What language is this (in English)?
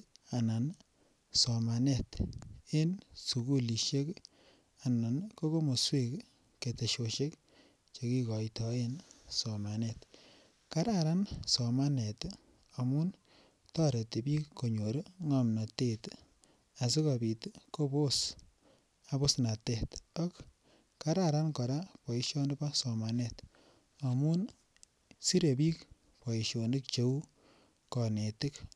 Kalenjin